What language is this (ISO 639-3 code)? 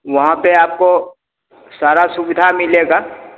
hin